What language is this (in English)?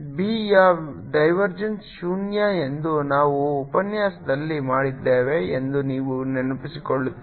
Kannada